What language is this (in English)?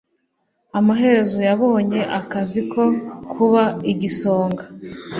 Kinyarwanda